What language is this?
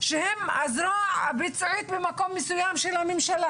Hebrew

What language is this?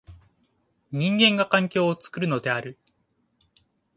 Japanese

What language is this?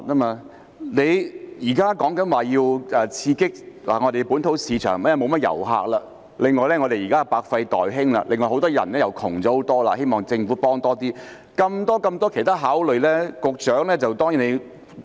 Cantonese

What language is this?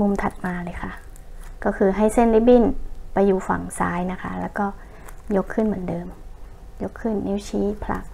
Thai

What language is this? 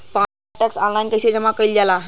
Bhojpuri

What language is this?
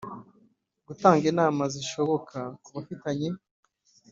Kinyarwanda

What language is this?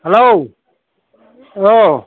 Bodo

